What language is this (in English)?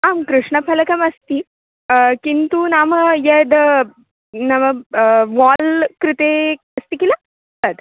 Sanskrit